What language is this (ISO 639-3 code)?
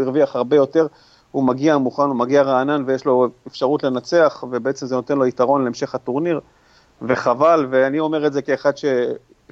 heb